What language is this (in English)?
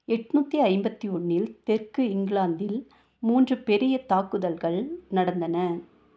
Tamil